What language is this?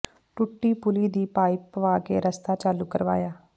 Punjabi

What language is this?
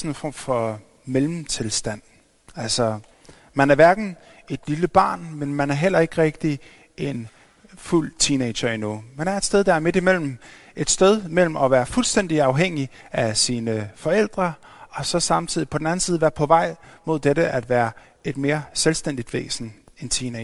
Danish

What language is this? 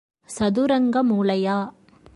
Tamil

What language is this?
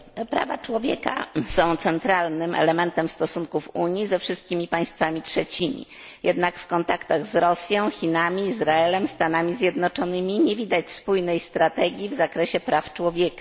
Polish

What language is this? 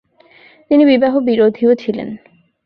Bangla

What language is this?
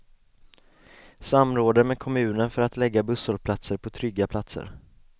Swedish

